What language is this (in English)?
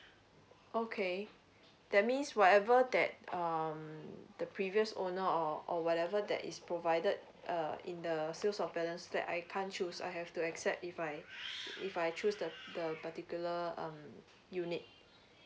English